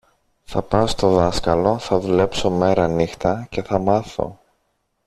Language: Greek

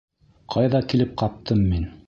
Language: Bashkir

